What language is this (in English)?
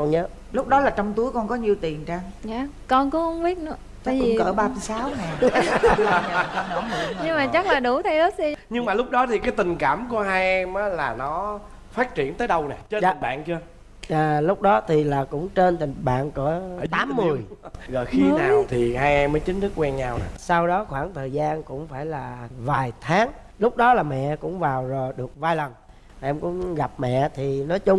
Vietnamese